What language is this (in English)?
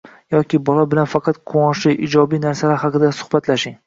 Uzbek